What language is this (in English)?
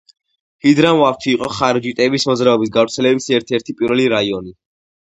Georgian